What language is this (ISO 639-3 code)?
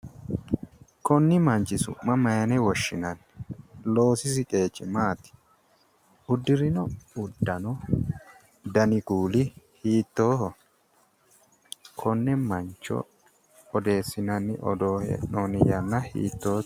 sid